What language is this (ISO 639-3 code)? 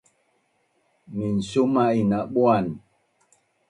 bnn